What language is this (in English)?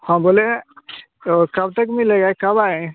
Hindi